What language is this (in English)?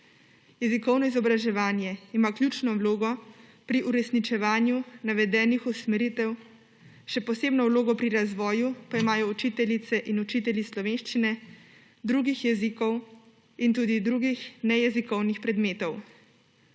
Slovenian